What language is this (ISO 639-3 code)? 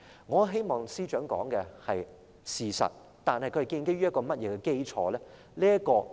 yue